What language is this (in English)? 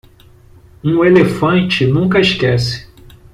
Portuguese